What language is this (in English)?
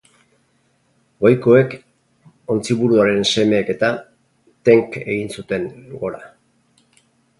Basque